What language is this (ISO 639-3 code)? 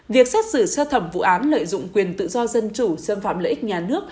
vie